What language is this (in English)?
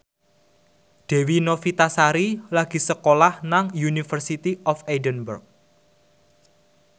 Javanese